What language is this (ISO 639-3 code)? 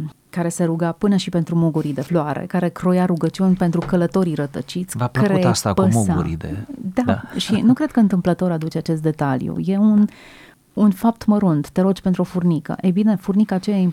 ron